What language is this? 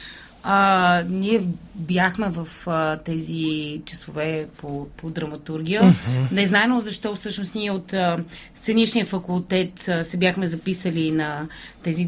Bulgarian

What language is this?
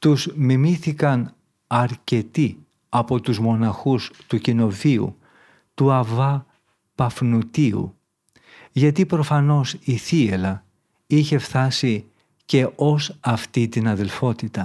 Greek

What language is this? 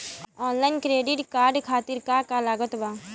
Bhojpuri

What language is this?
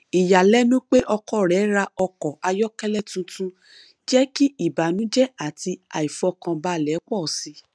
Yoruba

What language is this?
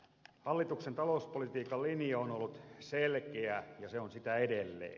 Finnish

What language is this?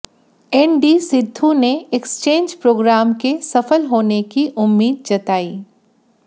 Hindi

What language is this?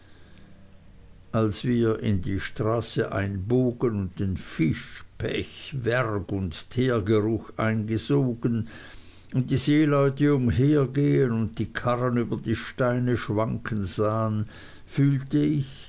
German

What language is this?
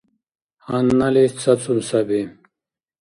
Dargwa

